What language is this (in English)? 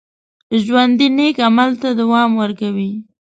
Pashto